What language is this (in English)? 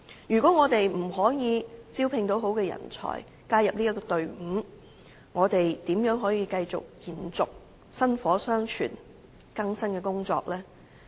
Cantonese